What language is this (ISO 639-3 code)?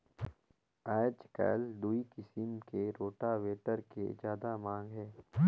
hne